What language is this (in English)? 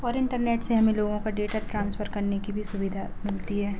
Hindi